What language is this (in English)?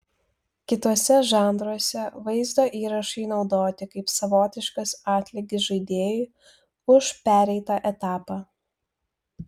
Lithuanian